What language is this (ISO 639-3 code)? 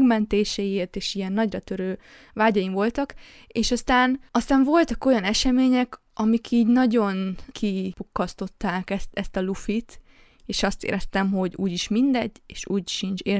hun